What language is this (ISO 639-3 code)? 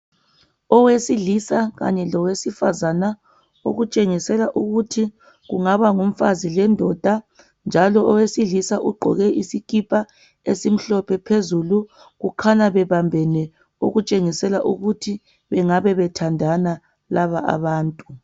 nde